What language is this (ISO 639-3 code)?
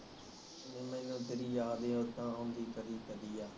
pan